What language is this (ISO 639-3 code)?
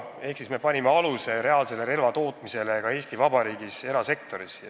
est